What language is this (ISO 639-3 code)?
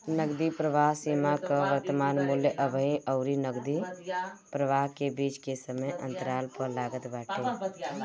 bho